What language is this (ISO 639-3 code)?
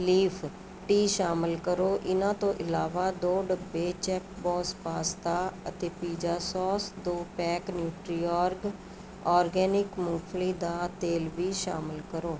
pan